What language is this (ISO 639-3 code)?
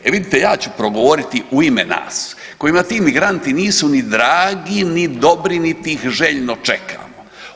hrv